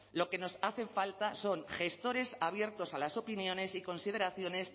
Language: Spanish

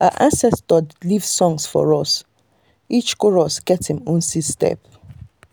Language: Nigerian Pidgin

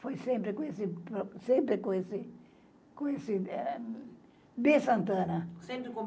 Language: Portuguese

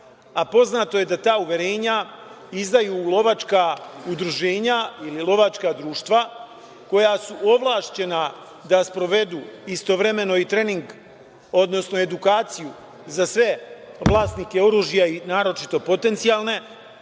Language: Serbian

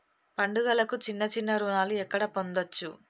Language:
Telugu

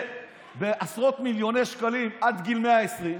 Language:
Hebrew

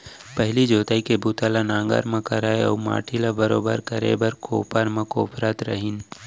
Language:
Chhattisgarhi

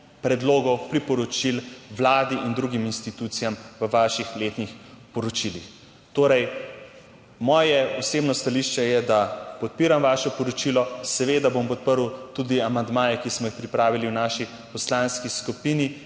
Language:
Slovenian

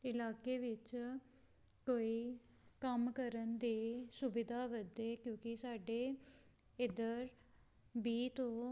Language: Punjabi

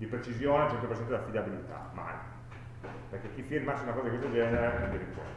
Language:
Italian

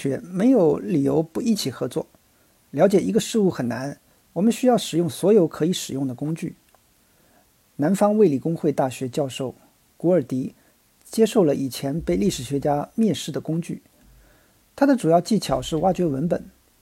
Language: Chinese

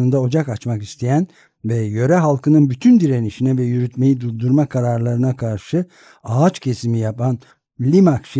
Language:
Turkish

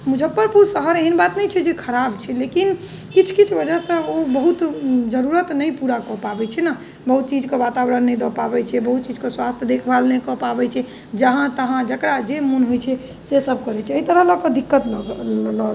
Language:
Maithili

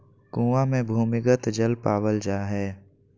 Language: Magahi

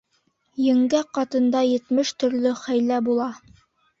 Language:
Bashkir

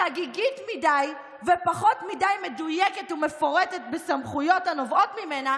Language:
Hebrew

